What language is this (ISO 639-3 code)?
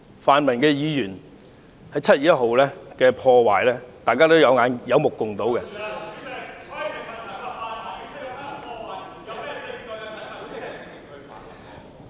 yue